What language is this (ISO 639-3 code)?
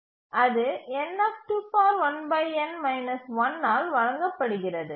tam